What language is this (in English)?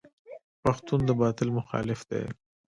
Pashto